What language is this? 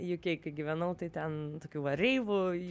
Lithuanian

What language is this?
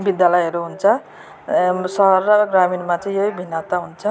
Nepali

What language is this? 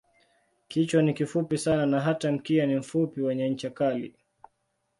Swahili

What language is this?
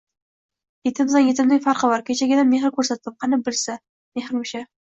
Uzbek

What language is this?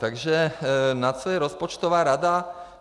Czech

